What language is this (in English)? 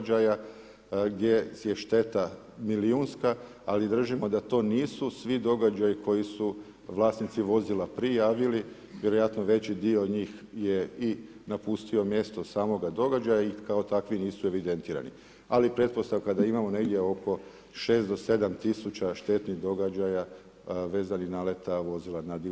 Croatian